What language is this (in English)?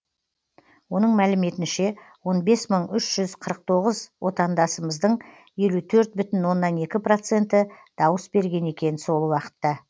Kazakh